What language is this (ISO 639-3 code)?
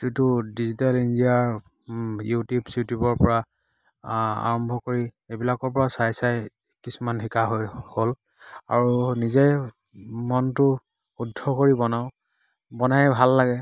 asm